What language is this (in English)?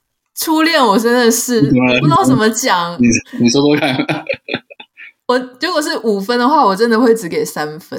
Chinese